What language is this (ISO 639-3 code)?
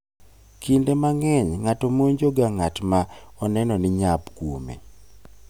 luo